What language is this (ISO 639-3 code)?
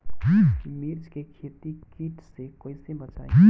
bho